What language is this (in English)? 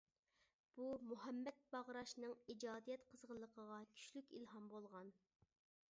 Uyghur